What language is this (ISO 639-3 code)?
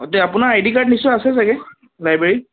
asm